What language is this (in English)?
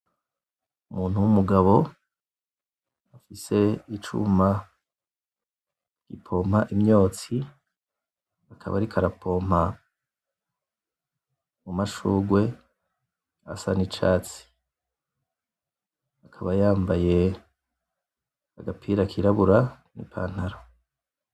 Rundi